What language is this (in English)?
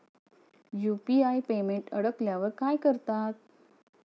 Marathi